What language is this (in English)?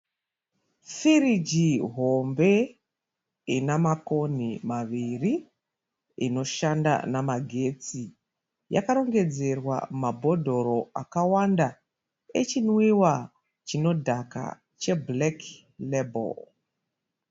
Shona